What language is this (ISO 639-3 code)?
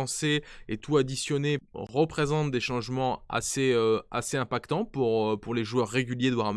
fra